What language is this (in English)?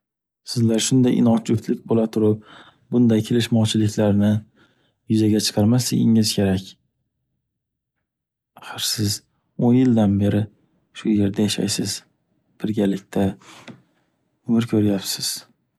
Uzbek